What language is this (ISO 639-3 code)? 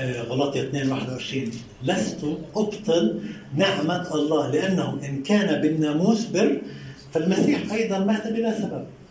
ara